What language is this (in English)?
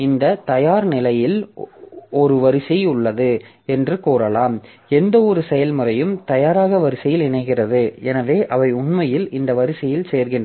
Tamil